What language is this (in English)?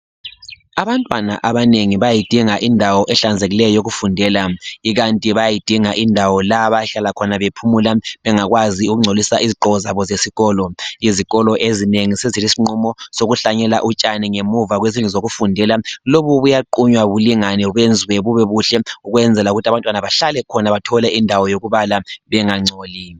North Ndebele